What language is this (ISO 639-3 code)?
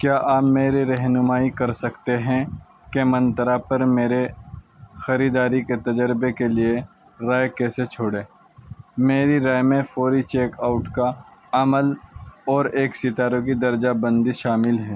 urd